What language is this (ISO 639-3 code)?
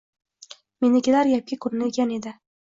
uzb